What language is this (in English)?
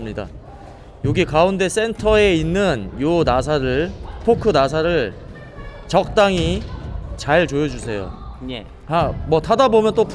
Korean